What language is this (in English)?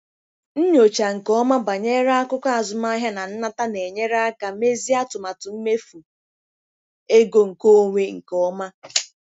Igbo